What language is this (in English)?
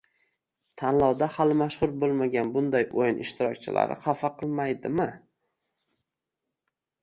Uzbek